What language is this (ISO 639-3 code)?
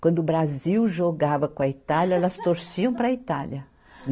por